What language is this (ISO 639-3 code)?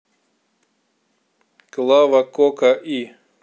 rus